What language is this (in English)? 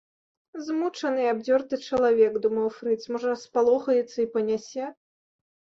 Belarusian